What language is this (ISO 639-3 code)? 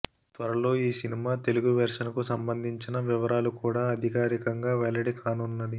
tel